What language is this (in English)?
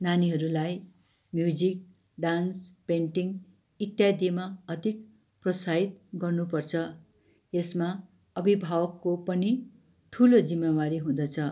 Nepali